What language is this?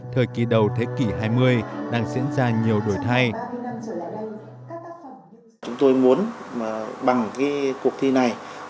Vietnamese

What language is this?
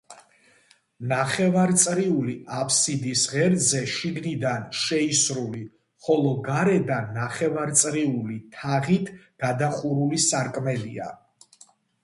Georgian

